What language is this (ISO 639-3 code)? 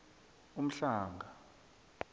nbl